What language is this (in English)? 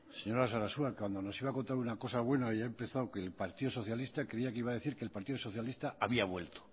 Spanish